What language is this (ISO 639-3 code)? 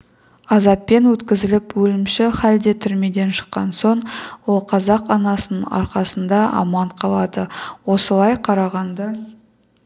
kaz